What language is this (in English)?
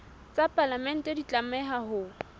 Southern Sotho